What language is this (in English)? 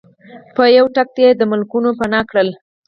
Pashto